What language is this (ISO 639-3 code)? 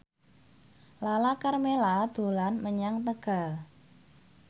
jav